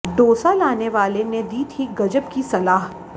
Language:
Hindi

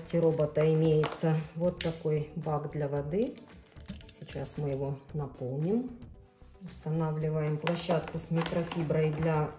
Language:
Russian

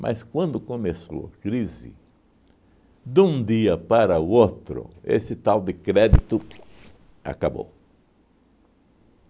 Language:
Portuguese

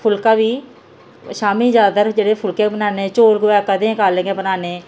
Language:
Dogri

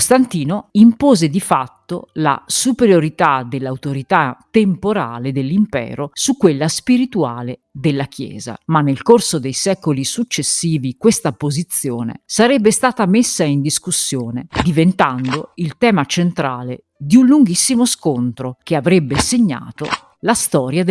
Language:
Italian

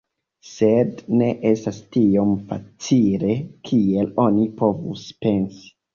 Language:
Esperanto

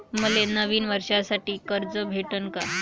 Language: Marathi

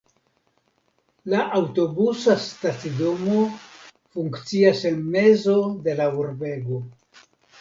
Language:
Esperanto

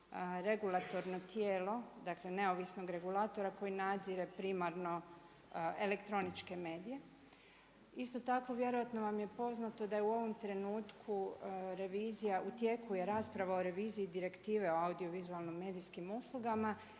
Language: Croatian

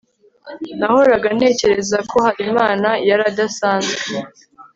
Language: Kinyarwanda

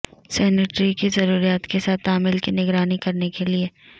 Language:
Urdu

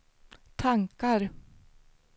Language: Swedish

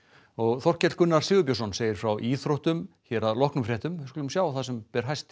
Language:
Icelandic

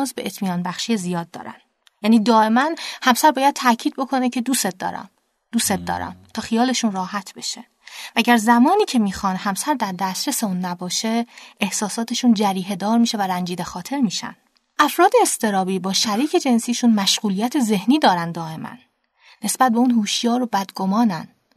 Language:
Persian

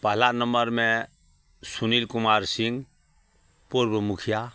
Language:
Maithili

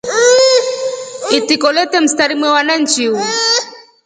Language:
Rombo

